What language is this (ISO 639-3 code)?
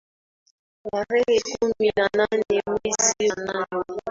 swa